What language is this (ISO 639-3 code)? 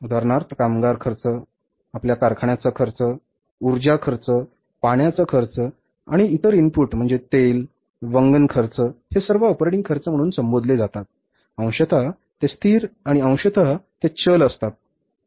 mar